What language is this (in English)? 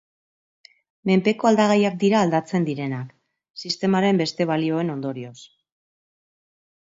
Basque